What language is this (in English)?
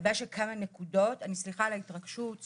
Hebrew